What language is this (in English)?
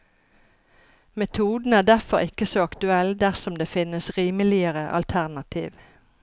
Norwegian